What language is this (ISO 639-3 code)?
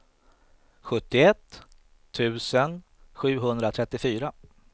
swe